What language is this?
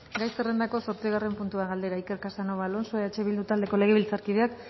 Basque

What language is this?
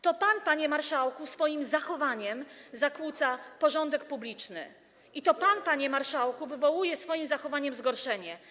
Polish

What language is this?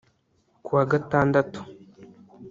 Kinyarwanda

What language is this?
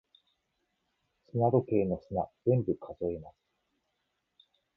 Japanese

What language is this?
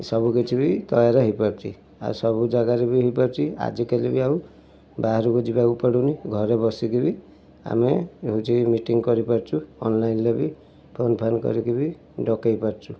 Odia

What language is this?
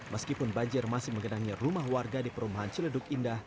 Indonesian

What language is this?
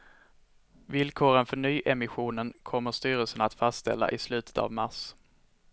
Swedish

